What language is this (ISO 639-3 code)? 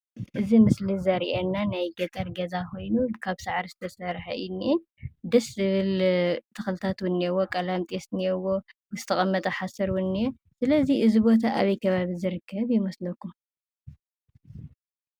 tir